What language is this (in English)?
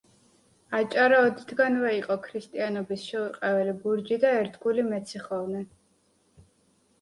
Georgian